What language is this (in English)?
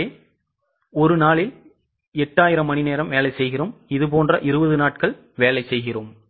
Tamil